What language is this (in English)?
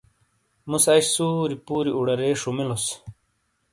Shina